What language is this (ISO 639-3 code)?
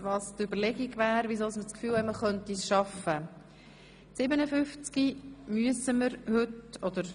gsw